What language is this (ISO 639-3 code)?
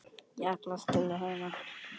isl